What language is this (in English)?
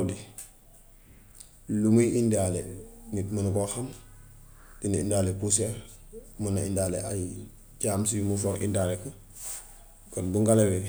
Gambian Wolof